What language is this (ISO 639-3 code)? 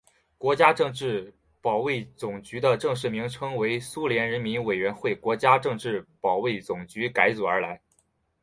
zho